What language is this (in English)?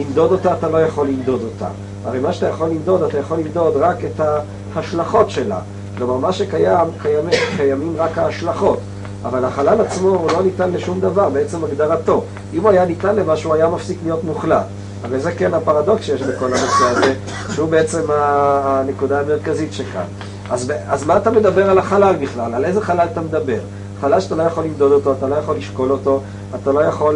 Hebrew